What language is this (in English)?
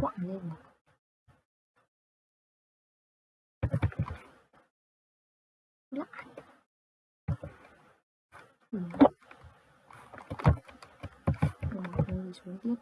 Vietnamese